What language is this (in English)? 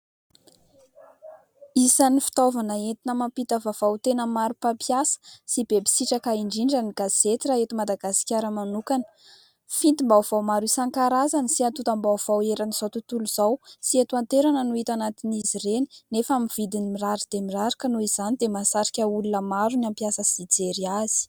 Malagasy